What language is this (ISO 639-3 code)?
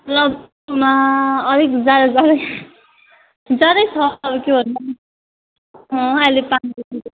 nep